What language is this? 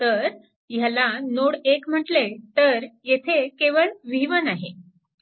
Marathi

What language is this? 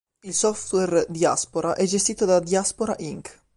Italian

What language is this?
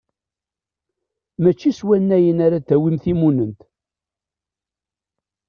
Kabyle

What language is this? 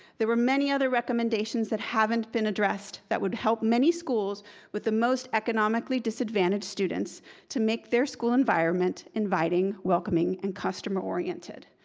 English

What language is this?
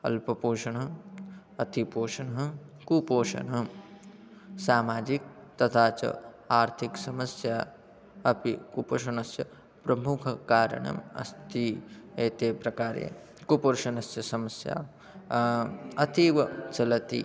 Sanskrit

